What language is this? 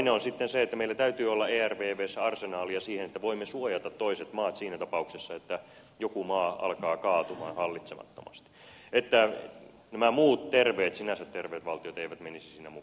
Finnish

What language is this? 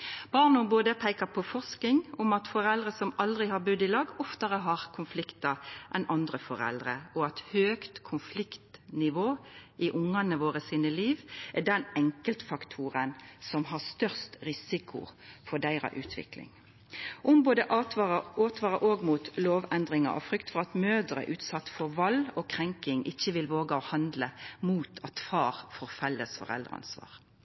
Norwegian Nynorsk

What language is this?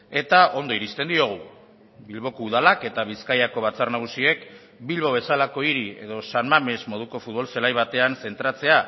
Basque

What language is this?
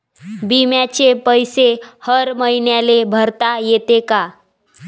Marathi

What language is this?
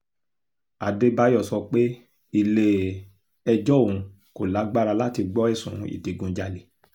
Yoruba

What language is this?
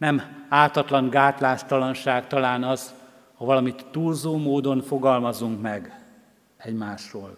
Hungarian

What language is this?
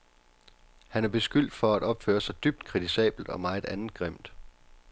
Danish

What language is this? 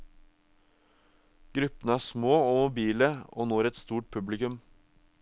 Norwegian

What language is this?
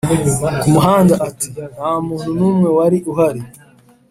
Kinyarwanda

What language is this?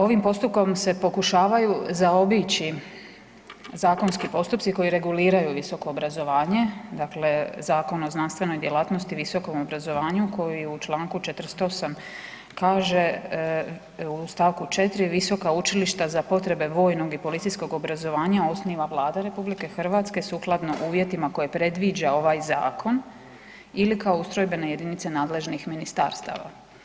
Croatian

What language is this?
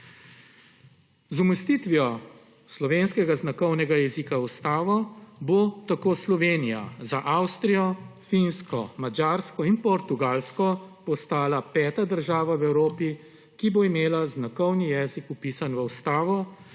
Slovenian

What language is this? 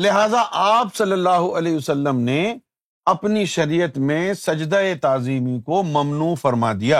Urdu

